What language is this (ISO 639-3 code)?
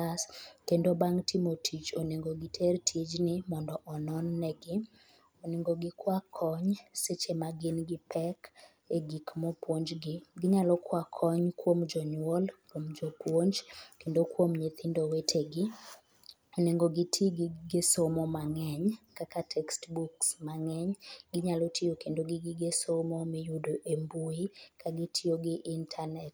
luo